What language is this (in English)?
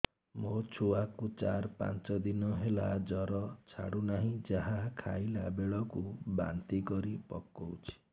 Odia